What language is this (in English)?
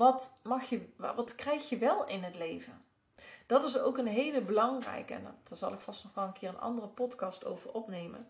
Dutch